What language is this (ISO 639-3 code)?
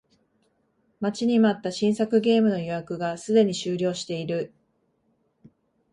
jpn